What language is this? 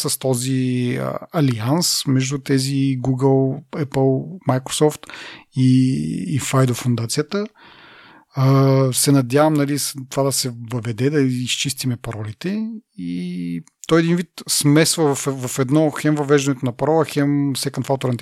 Bulgarian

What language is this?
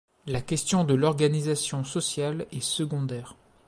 French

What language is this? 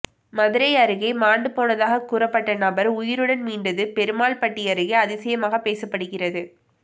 Tamil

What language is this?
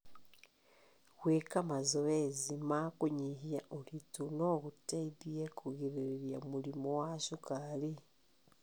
Kikuyu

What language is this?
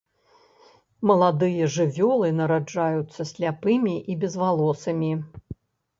Belarusian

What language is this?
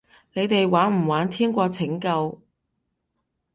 Cantonese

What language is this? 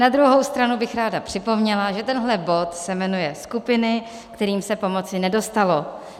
Czech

